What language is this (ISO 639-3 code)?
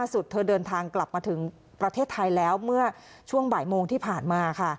tha